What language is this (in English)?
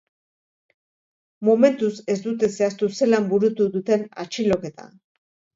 Basque